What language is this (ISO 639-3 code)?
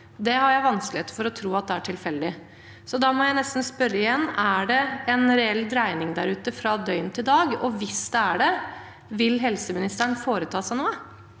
nor